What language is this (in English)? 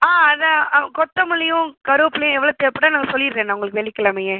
Tamil